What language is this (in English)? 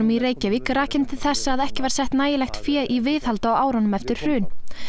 Icelandic